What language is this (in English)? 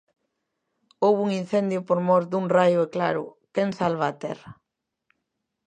Galician